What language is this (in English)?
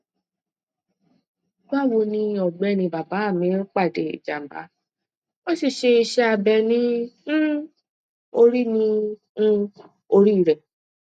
Yoruba